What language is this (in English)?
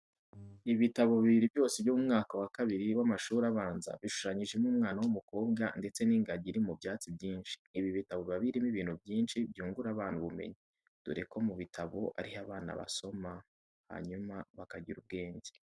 Kinyarwanda